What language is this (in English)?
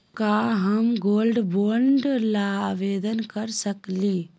Magahi